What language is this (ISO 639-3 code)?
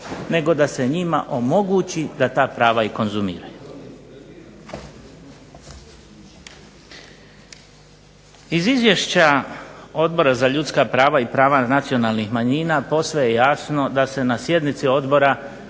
hrv